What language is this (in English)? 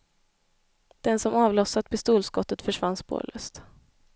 Swedish